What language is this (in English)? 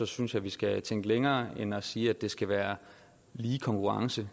Danish